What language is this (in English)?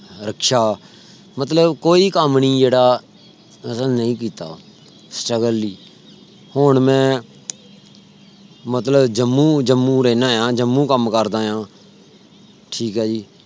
Punjabi